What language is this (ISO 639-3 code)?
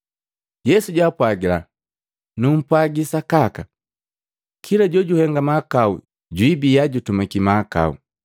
mgv